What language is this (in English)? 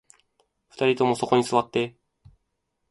Japanese